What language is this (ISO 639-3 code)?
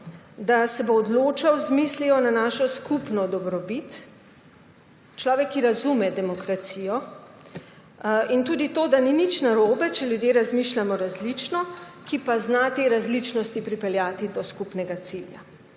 slv